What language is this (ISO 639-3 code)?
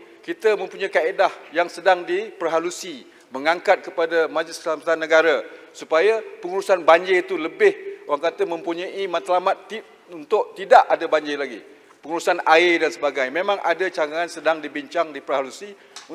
msa